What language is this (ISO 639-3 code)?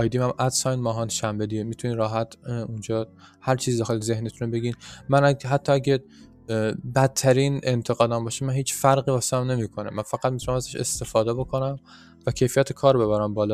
fas